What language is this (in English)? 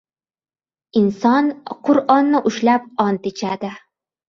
Uzbek